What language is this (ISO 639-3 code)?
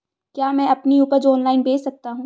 hin